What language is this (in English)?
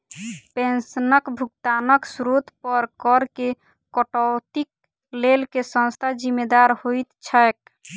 Maithili